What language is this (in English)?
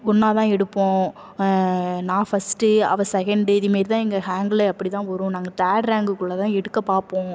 Tamil